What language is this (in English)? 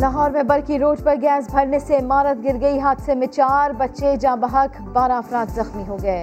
Urdu